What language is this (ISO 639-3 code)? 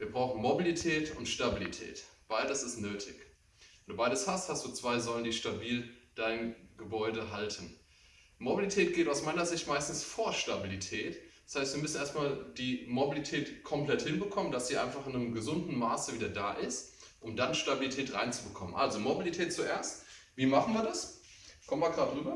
deu